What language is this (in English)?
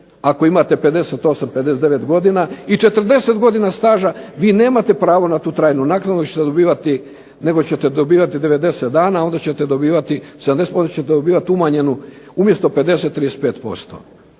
Croatian